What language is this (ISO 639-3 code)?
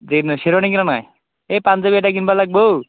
asm